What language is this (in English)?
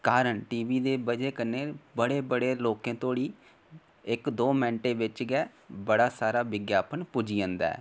Dogri